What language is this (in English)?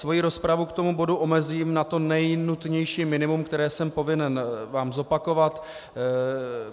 Czech